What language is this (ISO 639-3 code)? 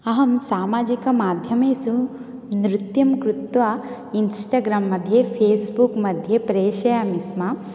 san